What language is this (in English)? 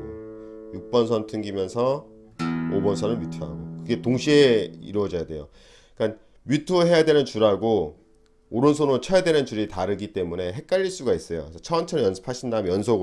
Korean